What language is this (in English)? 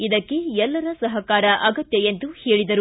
Kannada